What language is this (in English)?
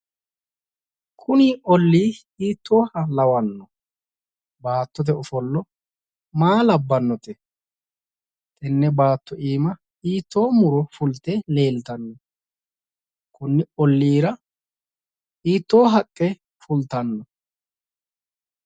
Sidamo